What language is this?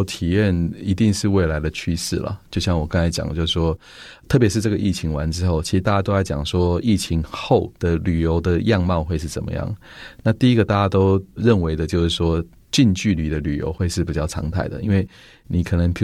Chinese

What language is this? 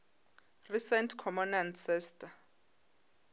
Northern Sotho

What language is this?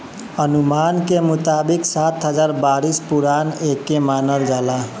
Bhojpuri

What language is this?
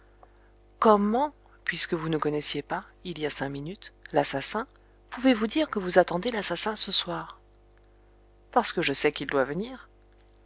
French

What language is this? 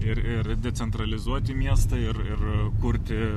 Lithuanian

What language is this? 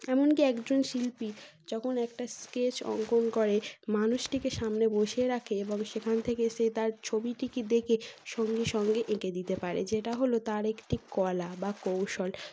Bangla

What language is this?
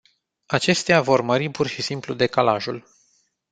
Romanian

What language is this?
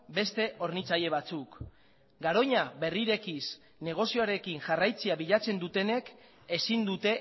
Basque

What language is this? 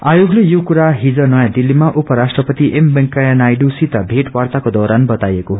Nepali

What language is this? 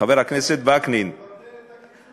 Hebrew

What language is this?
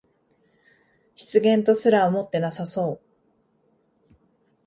Japanese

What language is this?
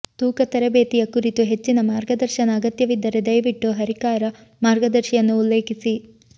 Kannada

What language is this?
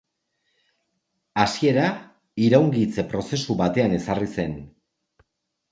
Basque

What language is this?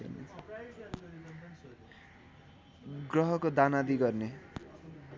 Nepali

